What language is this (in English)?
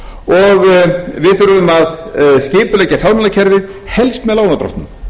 Icelandic